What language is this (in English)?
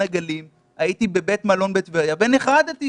Hebrew